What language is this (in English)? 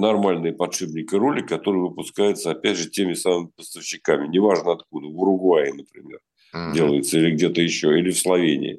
Russian